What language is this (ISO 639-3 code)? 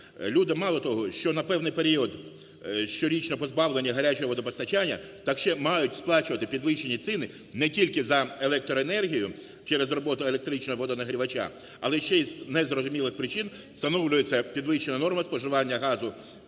ukr